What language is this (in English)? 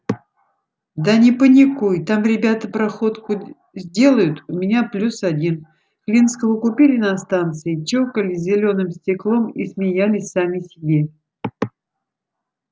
Russian